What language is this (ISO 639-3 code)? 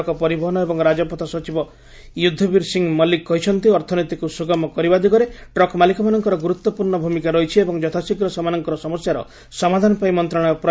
ori